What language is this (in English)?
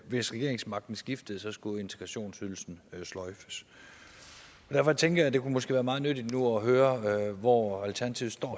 Danish